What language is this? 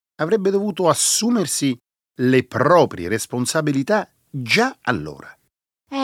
Italian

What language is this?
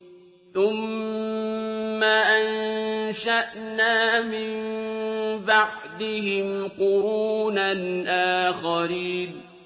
Arabic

